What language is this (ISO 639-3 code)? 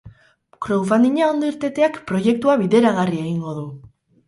eus